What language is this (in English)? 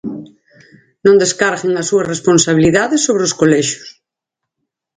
Galician